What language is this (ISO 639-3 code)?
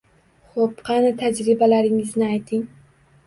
uzb